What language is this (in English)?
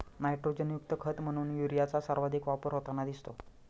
Marathi